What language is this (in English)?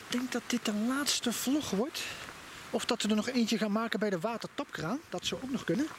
Dutch